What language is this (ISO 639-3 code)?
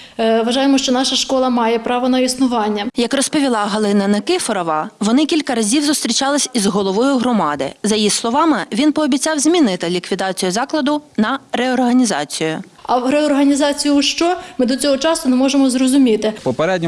ukr